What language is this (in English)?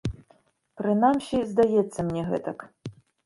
Belarusian